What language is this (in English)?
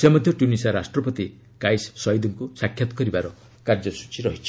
Odia